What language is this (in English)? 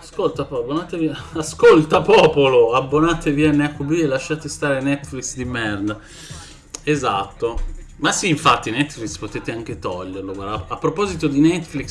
Italian